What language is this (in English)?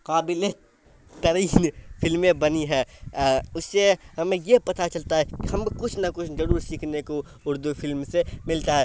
Urdu